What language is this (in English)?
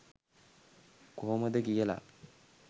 Sinhala